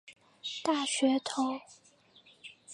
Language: Chinese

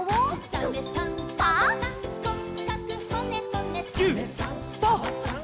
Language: Japanese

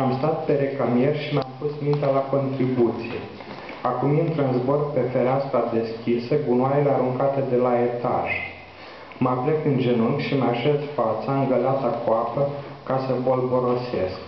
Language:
Romanian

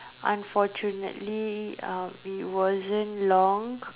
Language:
English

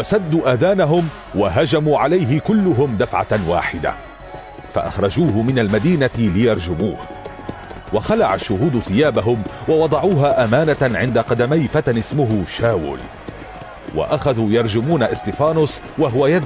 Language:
Arabic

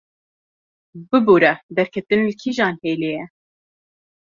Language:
Kurdish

